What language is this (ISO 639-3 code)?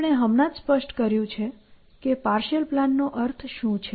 guj